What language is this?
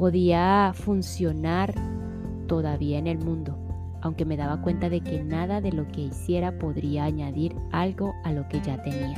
Spanish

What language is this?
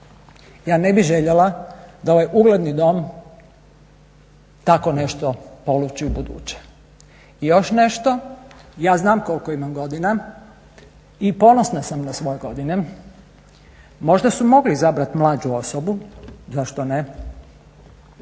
Croatian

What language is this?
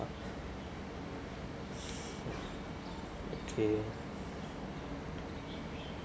English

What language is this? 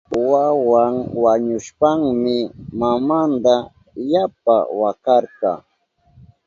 Southern Pastaza Quechua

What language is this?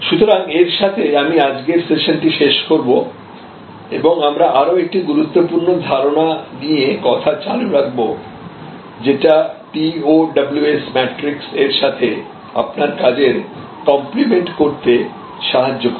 Bangla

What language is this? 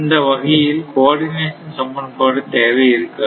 Tamil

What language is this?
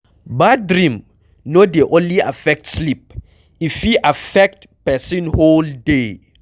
Nigerian Pidgin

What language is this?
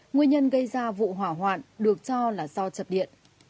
Vietnamese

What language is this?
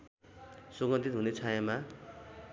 Nepali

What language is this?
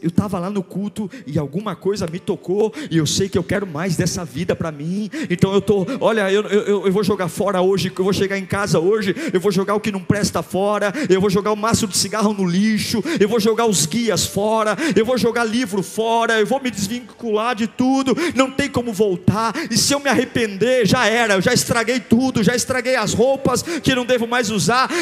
Portuguese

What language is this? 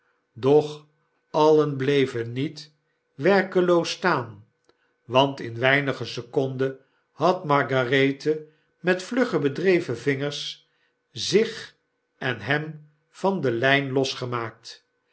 Dutch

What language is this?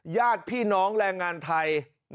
Thai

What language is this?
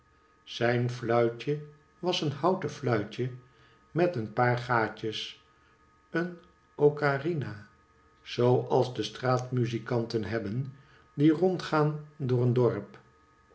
Dutch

